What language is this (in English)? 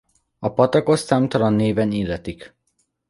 Hungarian